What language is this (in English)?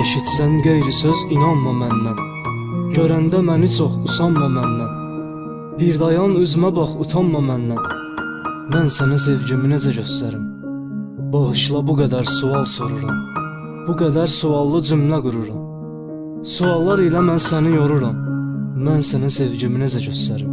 Turkish